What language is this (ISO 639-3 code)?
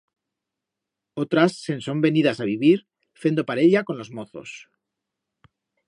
arg